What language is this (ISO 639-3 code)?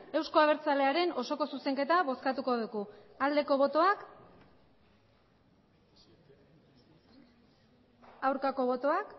eus